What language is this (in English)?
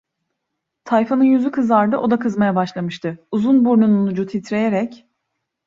Turkish